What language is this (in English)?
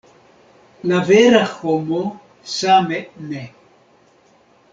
Esperanto